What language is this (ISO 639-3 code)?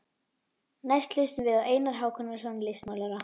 isl